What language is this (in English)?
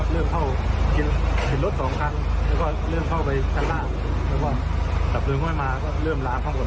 Thai